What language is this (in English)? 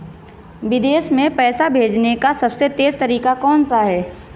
Hindi